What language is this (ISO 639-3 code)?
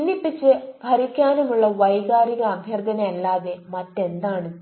mal